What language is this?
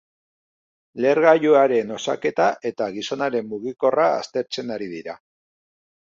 Basque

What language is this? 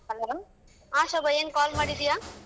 Kannada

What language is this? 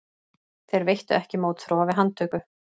Icelandic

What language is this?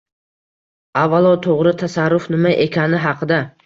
Uzbek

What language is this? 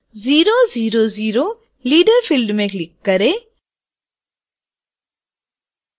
Hindi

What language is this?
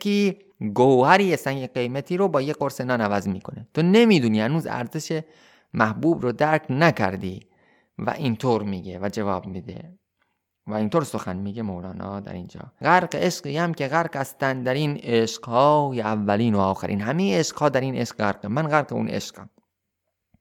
Persian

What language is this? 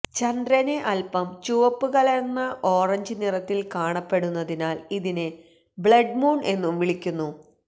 Malayalam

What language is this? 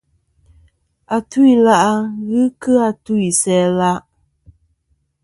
Kom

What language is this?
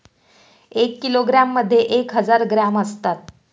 Marathi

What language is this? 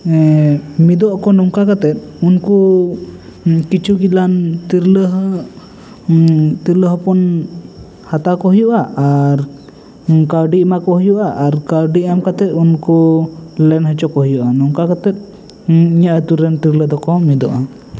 Santali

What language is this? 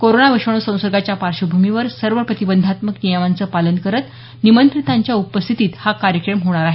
Marathi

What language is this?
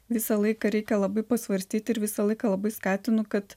Lithuanian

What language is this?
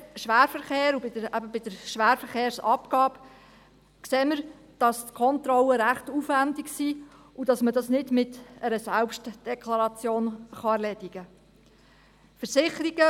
Swiss German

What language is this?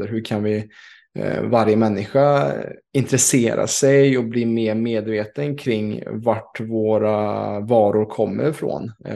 Swedish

